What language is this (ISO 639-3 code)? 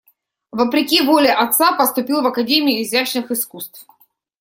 rus